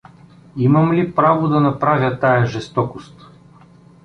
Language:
Bulgarian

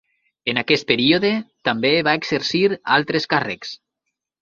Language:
Catalan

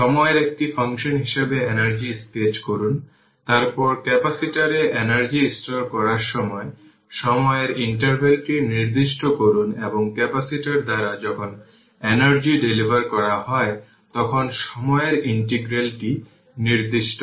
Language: Bangla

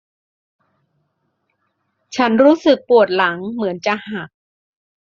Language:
Thai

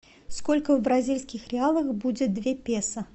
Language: Russian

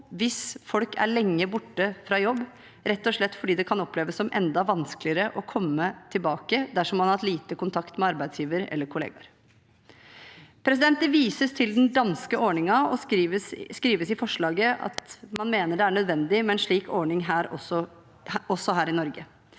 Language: Norwegian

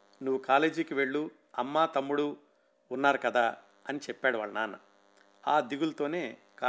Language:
Telugu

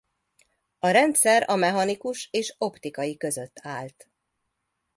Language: Hungarian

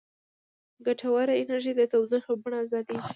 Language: Pashto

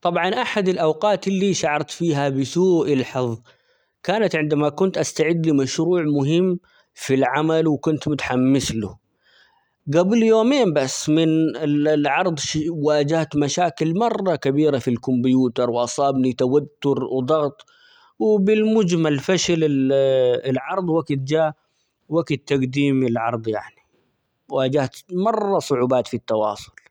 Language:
Omani Arabic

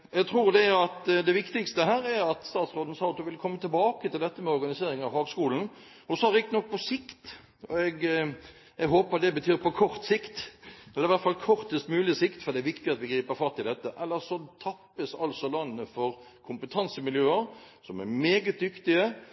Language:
Norwegian Bokmål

